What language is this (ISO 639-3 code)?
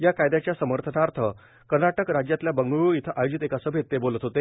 mar